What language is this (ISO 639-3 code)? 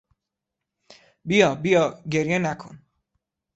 fas